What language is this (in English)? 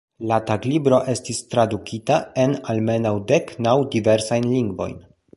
Esperanto